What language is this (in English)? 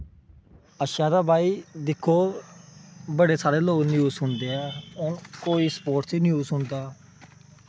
Dogri